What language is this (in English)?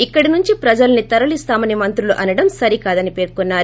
Telugu